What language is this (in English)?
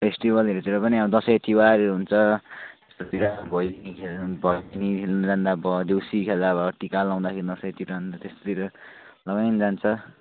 Nepali